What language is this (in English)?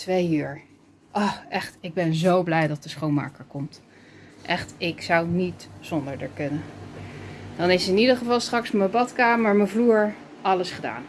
Dutch